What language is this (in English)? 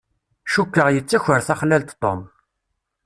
Kabyle